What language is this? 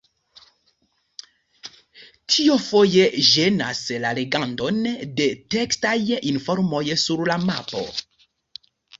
Esperanto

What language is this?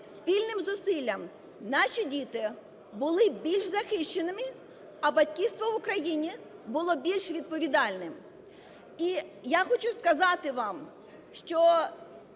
Ukrainian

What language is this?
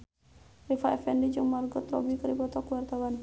Sundanese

